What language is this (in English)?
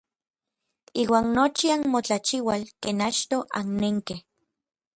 Orizaba Nahuatl